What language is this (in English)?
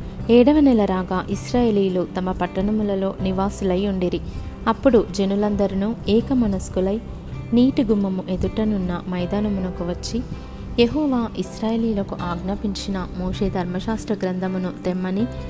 Telugu